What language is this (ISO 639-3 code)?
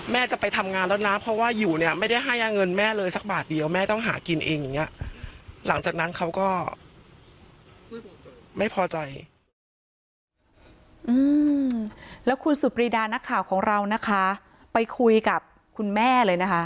tha